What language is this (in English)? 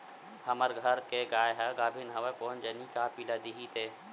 Chhattisgarhi